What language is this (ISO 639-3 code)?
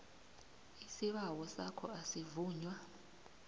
nbl